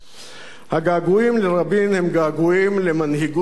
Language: Hebrew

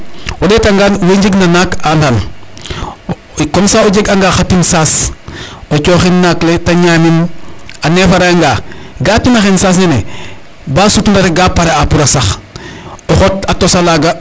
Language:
Serer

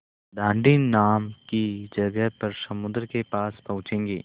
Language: Hindi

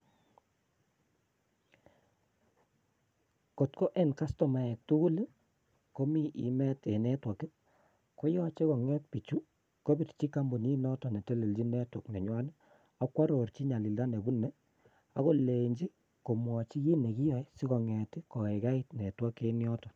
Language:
Kalenjin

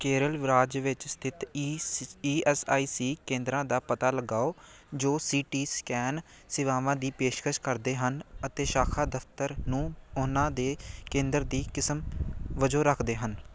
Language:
Punjabi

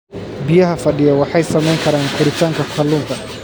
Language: Somali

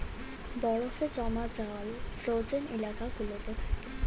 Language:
Bangla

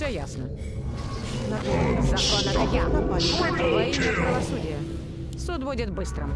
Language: Russian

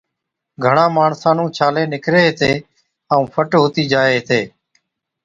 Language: Od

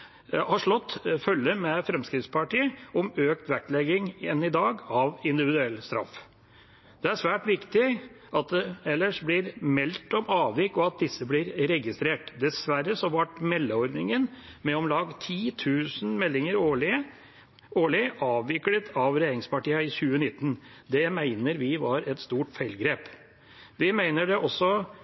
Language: Norwegian Bokmål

